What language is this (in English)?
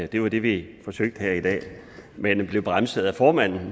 Danish